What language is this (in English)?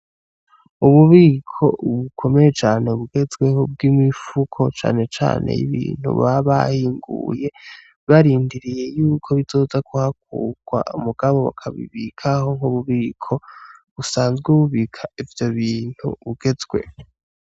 Rundi